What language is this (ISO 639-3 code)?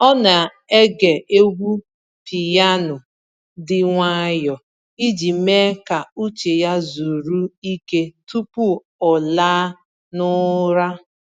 ibo